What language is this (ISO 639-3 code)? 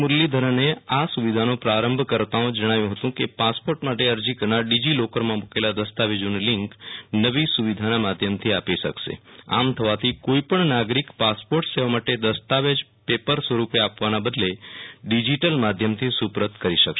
guj